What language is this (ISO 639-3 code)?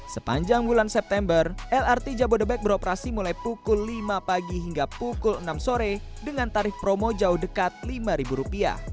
ind